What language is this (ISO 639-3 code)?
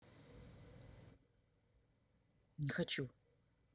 rus